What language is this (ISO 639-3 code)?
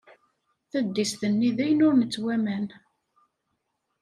kab